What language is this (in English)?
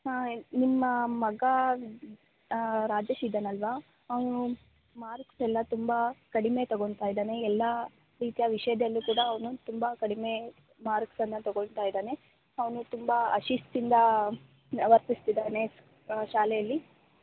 Kannada